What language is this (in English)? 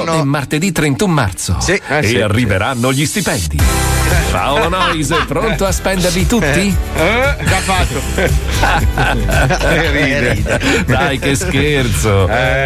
Italian